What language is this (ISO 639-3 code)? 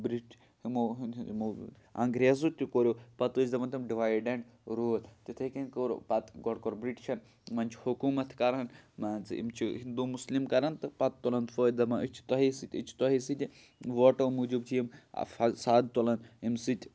kas